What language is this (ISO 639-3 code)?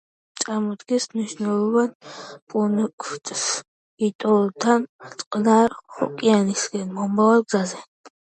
kat